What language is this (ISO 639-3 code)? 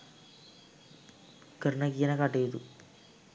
sin